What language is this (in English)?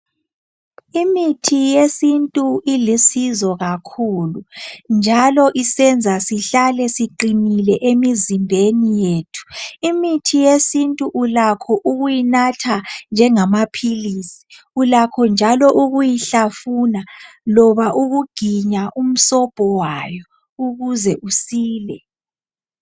North Ndebele